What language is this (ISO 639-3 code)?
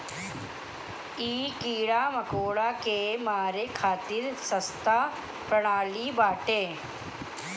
bho